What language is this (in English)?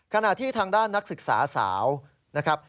Thai